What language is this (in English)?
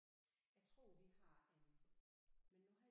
Danish